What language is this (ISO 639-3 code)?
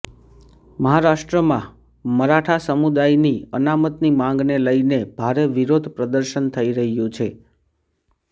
guj